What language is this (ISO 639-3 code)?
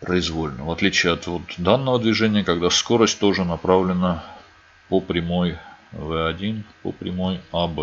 rus